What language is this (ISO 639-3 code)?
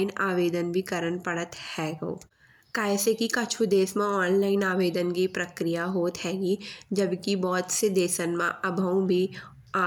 bns